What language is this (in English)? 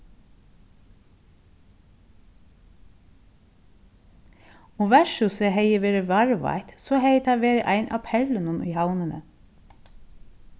Faroese